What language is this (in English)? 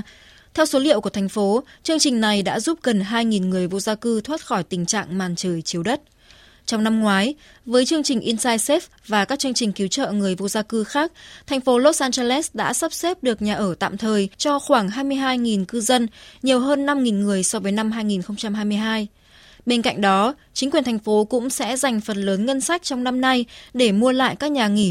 Vietnamese